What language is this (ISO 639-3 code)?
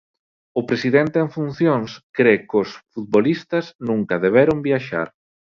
glg